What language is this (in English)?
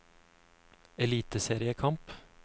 Norwegian